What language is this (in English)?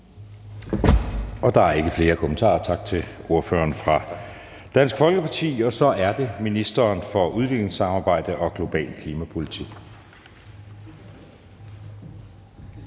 Danish